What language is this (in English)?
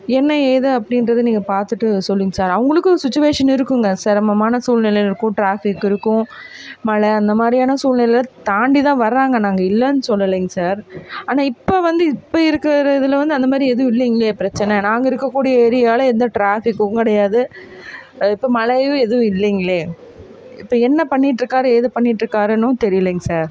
Tamil